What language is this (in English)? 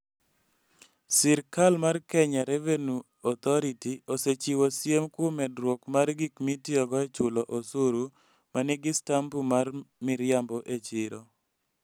Luo (Kenya and Tanzania)